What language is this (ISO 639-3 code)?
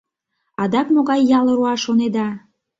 chm